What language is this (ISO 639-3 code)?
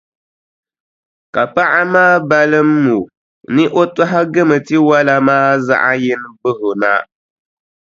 dag